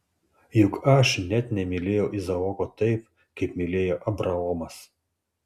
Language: Lithuanian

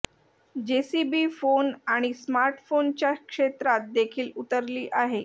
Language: Marathi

